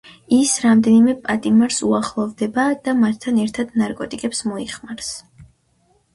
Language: Georgian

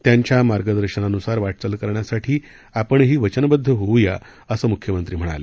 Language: Marathi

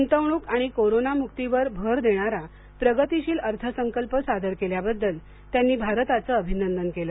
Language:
Marathi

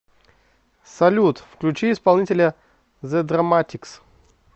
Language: Russian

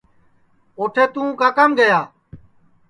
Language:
Sansi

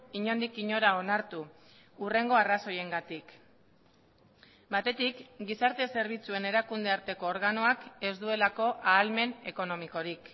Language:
Basque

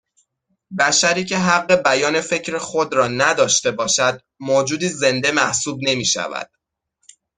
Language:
Persian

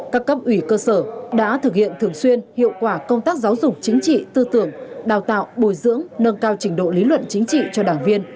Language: Vietnamese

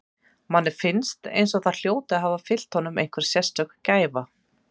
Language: Icelandic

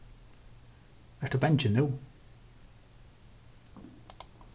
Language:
Faroese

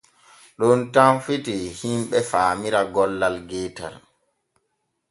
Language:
Borgu Fulfulde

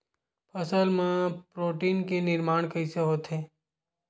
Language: Chhattisgarhi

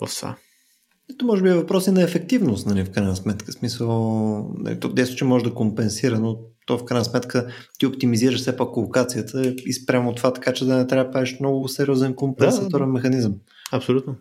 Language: Bulgarian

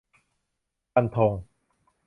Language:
Thai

